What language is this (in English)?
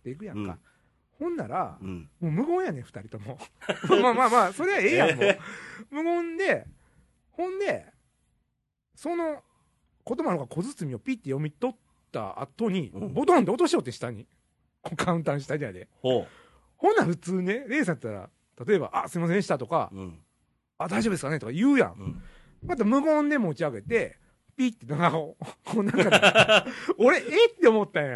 Japanese